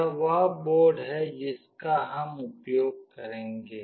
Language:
Hindi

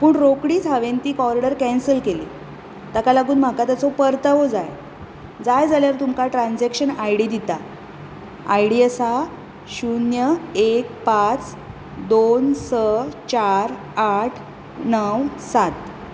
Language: Konkani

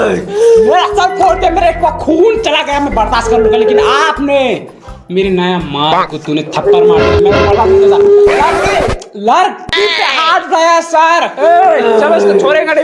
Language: Hindi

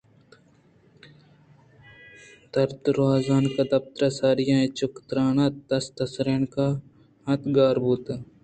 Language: Eastern Balochi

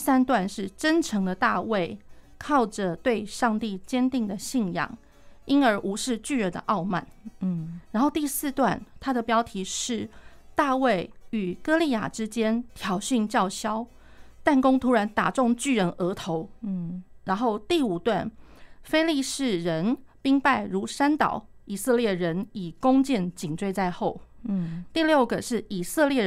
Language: Chinese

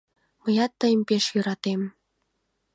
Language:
Mari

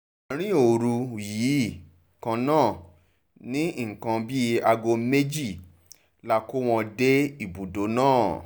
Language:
Yoruba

